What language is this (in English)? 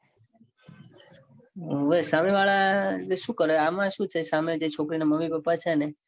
Gujarati